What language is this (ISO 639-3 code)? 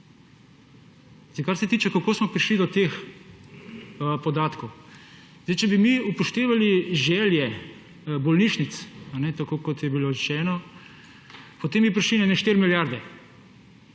slv